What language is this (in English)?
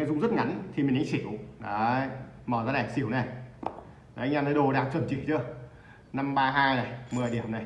Vietnamese